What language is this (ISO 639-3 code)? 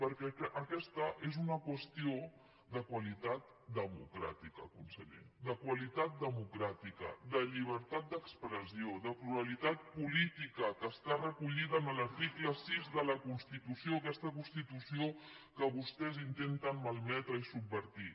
cat